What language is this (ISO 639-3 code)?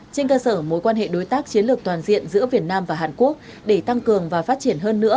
vie